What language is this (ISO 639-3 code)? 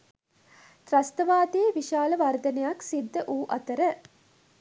sin